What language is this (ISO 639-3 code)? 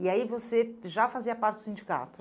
por